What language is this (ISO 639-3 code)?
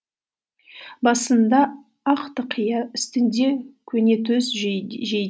kaz